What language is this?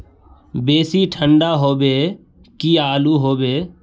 Magahi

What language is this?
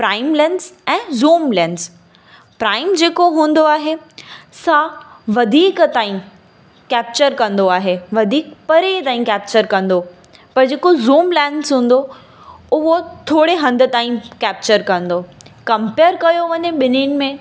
Sindhi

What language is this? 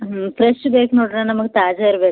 Kannada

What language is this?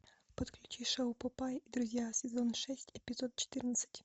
Russian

